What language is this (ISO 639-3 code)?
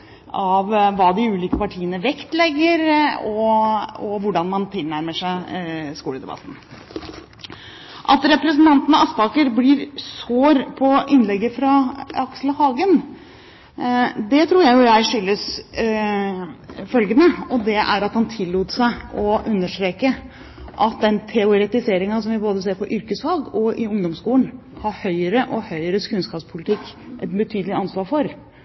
nob